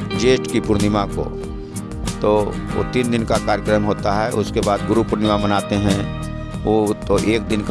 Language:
Hindi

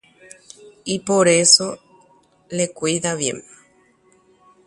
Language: Guarani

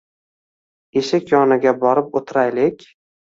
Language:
Uzbek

